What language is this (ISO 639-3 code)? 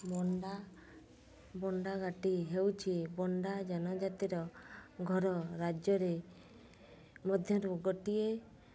ori